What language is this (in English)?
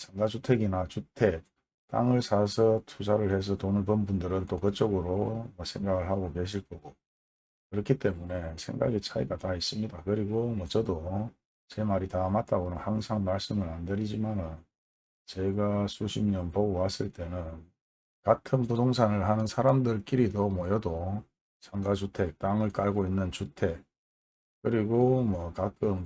Korean